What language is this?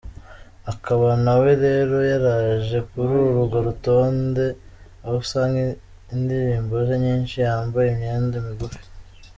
Kinyarwanda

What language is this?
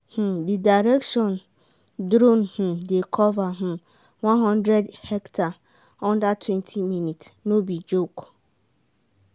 Nigerian Pidgin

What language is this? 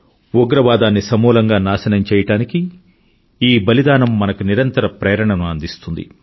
Telugu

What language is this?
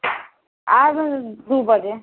Maithili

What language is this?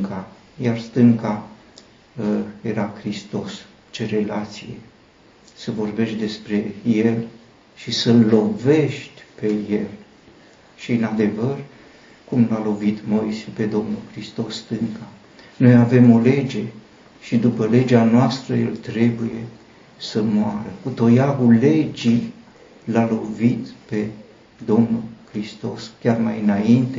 Romanian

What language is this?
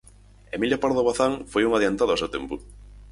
Galician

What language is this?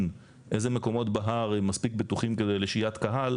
Hebrew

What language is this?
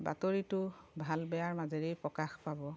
Assamese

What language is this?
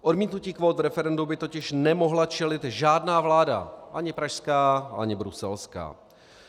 Czech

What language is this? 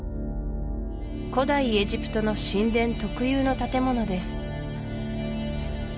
Japanese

